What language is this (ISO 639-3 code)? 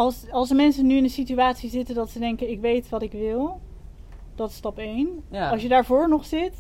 nld